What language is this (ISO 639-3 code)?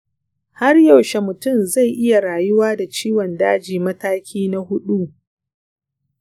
hau